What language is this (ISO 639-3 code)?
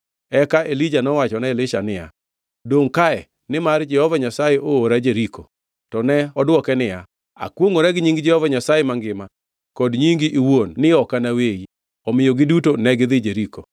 luo